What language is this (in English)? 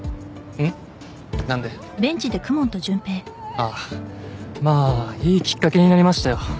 Japanese